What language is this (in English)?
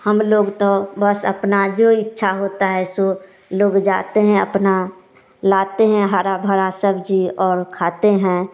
Hindi